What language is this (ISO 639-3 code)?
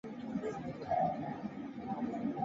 zho